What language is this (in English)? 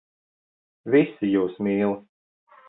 Latvian